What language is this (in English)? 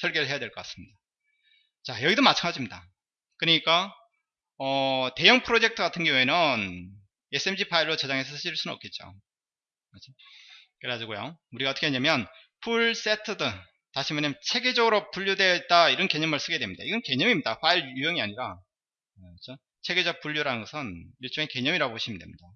Korean